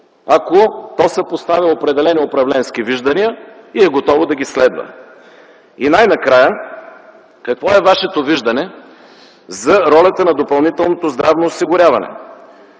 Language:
Bulgarian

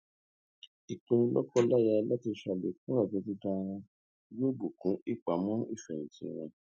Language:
Yoruba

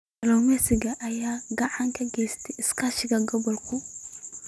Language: Somali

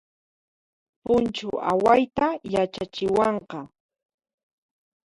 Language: Puno Quechua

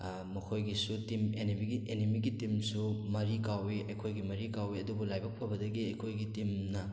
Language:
Manipuri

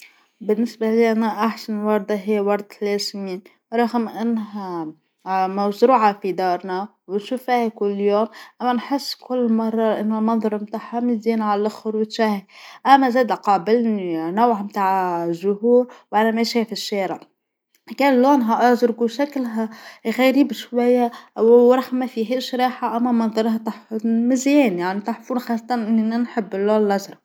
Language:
Tunisian Arabic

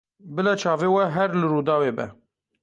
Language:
Kurdish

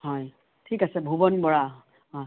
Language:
Assamese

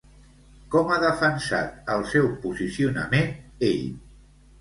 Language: Catalan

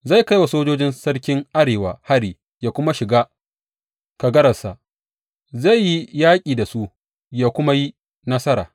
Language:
Hausa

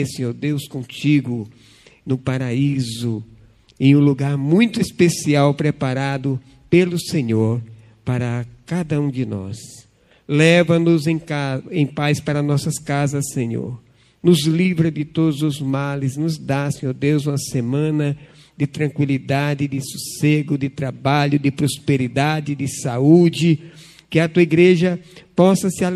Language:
Portuguese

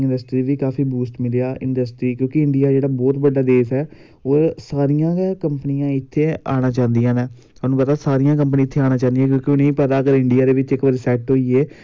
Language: Dogri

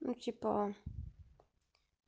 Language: Russian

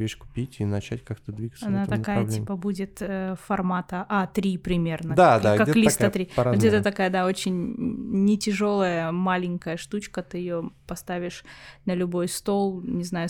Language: Russian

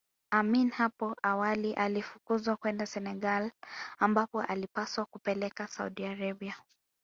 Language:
Swahili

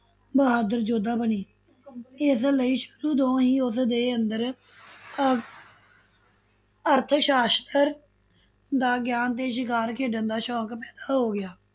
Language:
Punjabi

